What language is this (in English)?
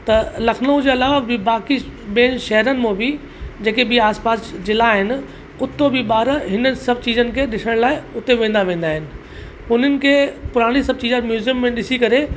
Sindhi